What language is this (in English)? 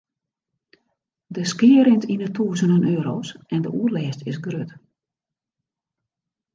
Western Frisian